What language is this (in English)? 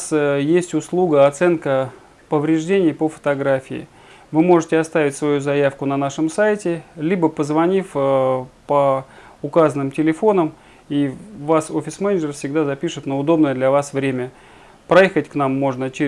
Russian